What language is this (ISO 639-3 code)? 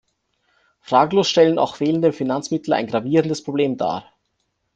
deu